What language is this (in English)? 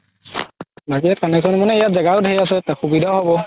Assamese